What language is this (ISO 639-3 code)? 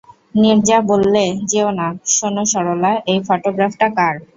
ben